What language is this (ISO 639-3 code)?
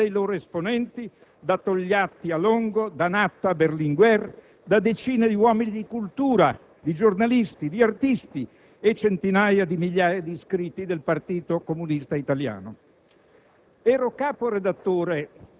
ita